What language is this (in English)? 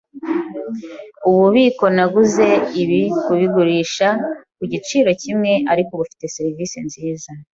Kinyarwanda